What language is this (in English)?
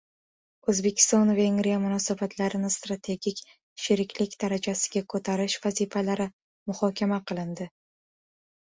Uzbek